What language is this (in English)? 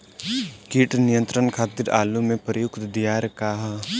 Bhojpuri